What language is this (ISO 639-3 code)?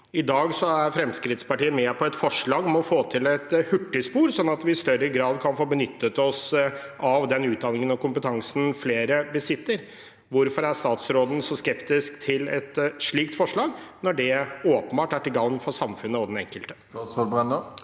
nor